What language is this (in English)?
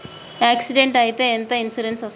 Telugu